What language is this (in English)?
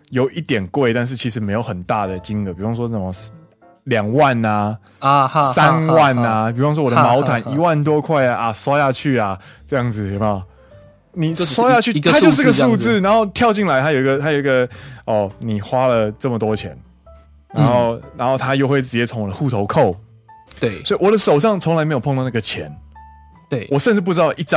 Chinese